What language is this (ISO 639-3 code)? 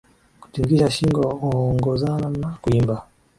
swa